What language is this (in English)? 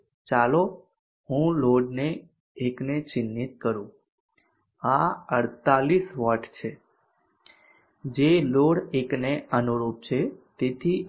Gujarati